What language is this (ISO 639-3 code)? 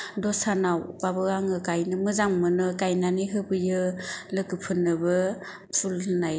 brx